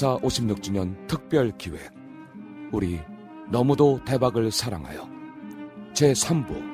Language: Korean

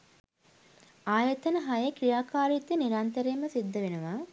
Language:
Sinhala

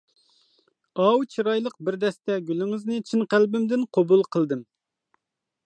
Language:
Uyghur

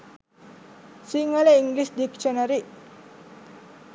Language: Sinhala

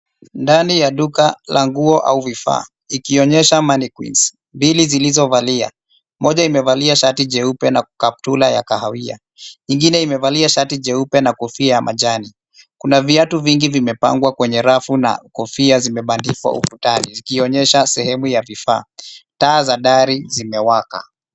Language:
Swahili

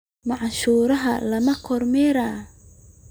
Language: Somali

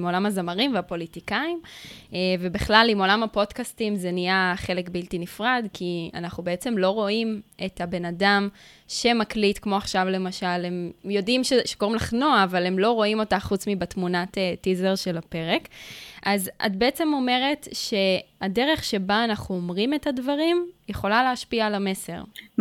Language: Hebrew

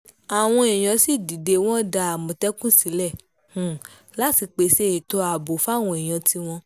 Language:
Yoruba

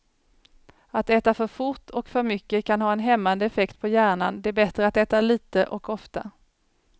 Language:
Swedish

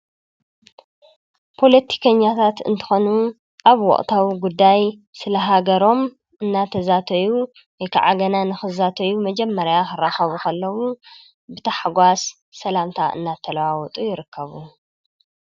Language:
Tigrinya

